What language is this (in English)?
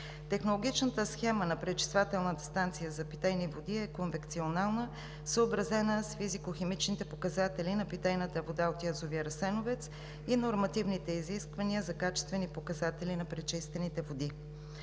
Bulgarian